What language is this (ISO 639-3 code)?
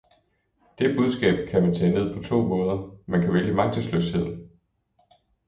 dan